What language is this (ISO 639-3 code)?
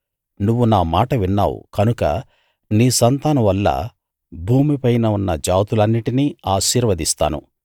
tel